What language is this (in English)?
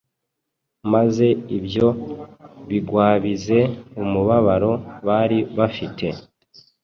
Kinyarwanda